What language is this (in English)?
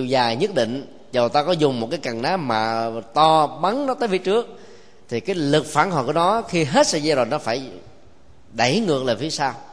Vietnamese